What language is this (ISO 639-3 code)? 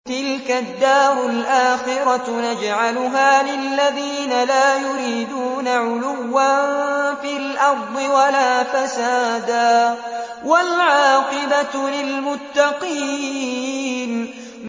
ara